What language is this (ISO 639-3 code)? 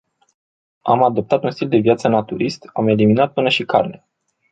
ron